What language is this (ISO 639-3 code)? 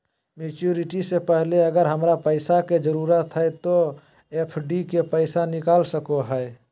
mag